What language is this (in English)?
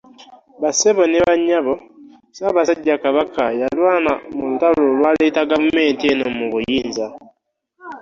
Ganda